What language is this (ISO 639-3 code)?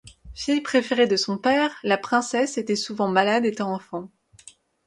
fra